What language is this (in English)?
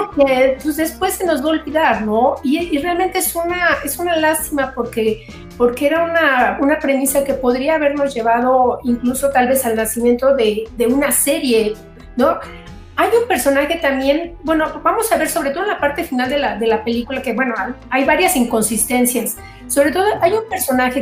Spanish